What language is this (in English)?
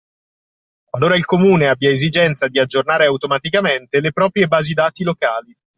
Italian